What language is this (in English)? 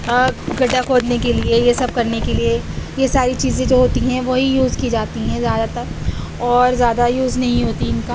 Urdu